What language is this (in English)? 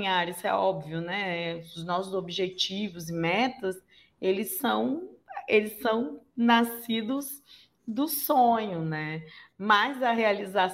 Portuguese